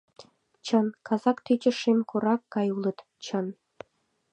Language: Mari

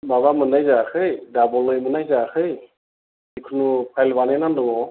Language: Bodo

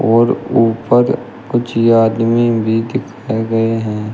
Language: Hindi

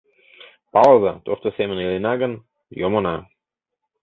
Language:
Mari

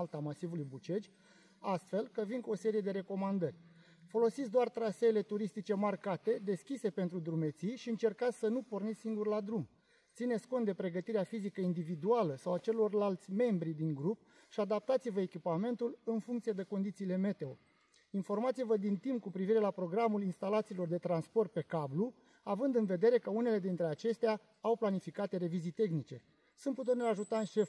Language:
Romanian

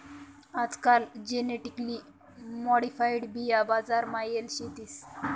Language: Marathi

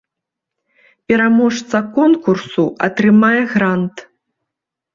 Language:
Belarusian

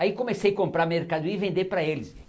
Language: Portuguese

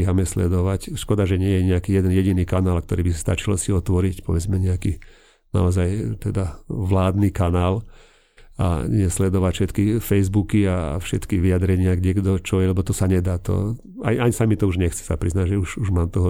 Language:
Slovak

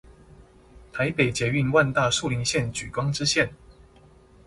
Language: Chinese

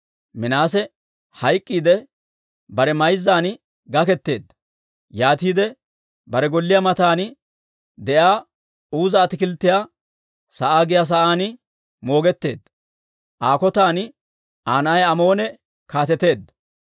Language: Dawro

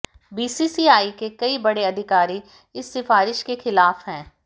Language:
Hindi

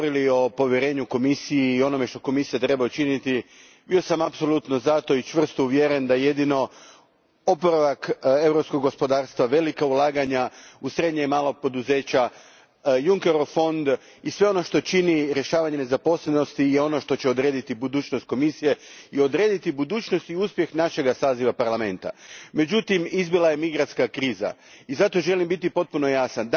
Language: Croatian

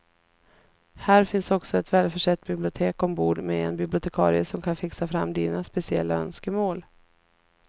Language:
Swedish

